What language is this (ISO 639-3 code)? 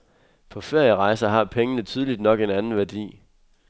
dan